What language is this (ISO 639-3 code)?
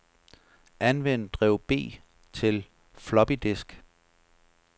dan